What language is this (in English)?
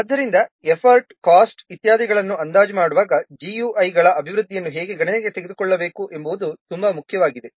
Kannada